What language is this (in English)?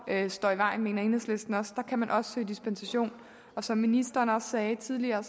Danish